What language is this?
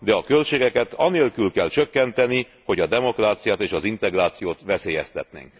Hungarian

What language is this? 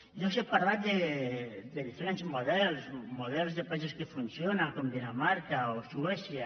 Catalan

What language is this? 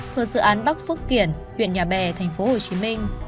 Vietnamese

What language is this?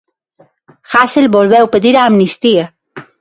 Galician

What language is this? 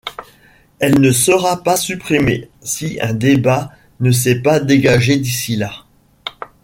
French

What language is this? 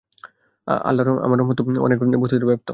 Bangla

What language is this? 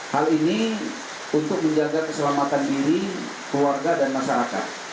Indonesian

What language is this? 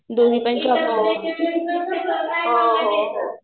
Marathi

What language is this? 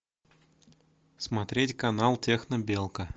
Russian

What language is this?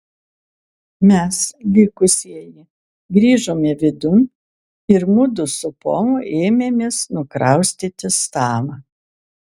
Lithuanian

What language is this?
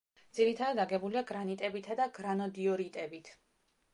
Georgian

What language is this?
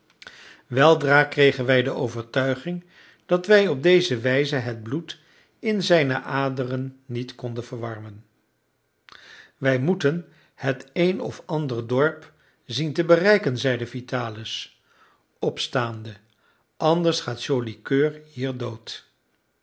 Dutch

